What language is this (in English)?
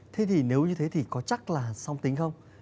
Vietnamese